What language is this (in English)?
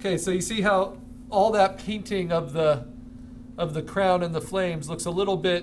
English